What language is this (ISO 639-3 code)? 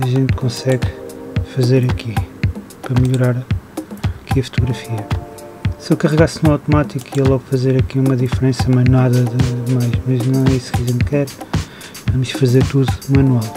por